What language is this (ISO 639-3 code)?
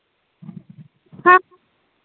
doi